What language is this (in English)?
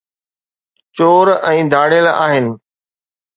Sindhi